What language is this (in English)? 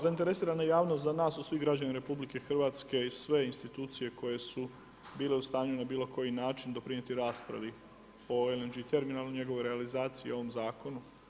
Croatian